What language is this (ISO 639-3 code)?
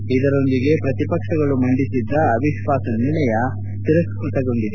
kan